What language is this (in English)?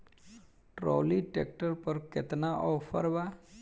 Bhojpuri